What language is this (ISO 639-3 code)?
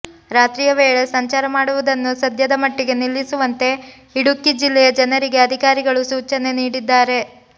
kan